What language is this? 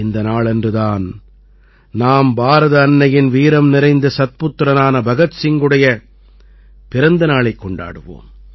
Tamil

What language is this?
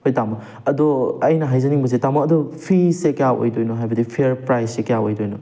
Manipuri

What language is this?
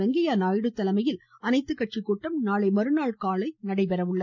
Tamil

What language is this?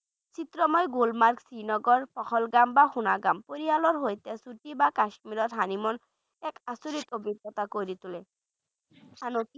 Bangla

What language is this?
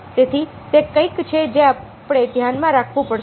Gujarati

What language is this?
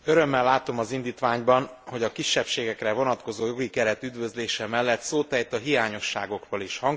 Hungarian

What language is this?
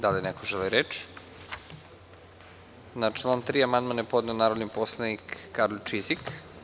Serbian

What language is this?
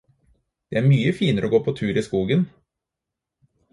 Norwegian Bokmål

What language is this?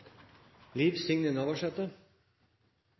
Norwegian Nynorsk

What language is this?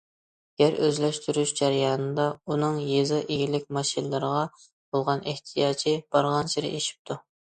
Uyghur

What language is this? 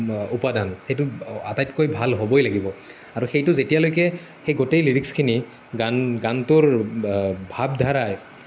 Assamese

